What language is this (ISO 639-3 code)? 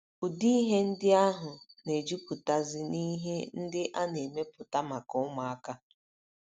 ibo